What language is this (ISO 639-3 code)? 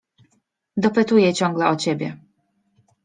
pol